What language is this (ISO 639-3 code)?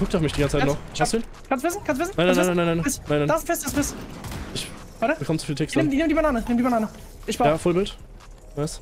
deu